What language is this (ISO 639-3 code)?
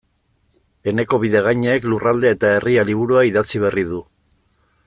eus